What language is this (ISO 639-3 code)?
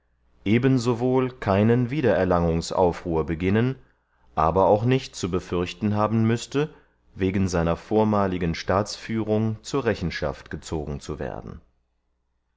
deu